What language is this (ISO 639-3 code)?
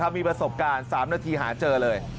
tha